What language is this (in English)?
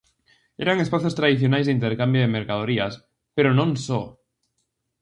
Galician